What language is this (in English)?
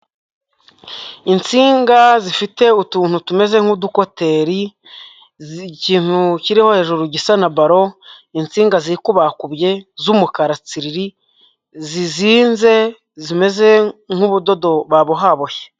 Kinyarwanda